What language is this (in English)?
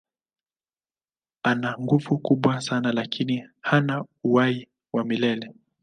Swahili